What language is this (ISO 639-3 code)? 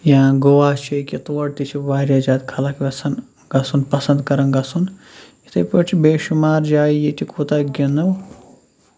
kas